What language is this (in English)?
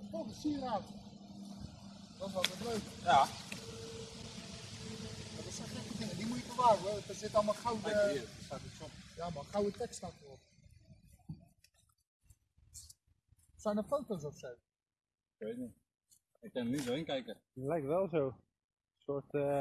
Dutch